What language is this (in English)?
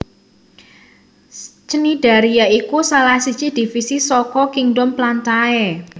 Javanese